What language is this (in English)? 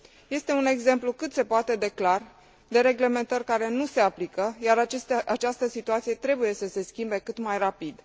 Romanian